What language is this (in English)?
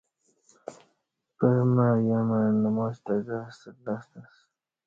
Kati